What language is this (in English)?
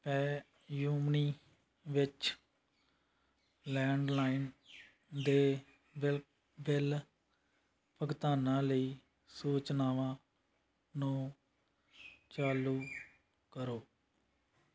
Punjabi